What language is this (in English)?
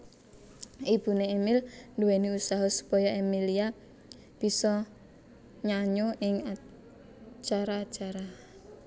Javanese